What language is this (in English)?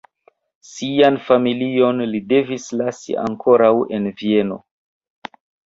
Esperanto